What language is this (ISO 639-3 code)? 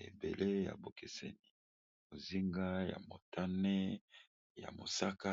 lin